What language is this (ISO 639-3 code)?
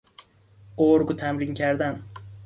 fas